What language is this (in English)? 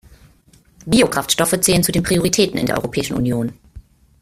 German